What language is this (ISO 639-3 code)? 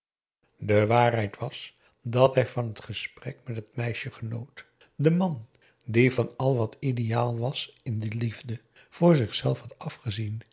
nld